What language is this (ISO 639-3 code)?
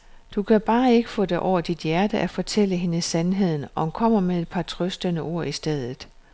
dan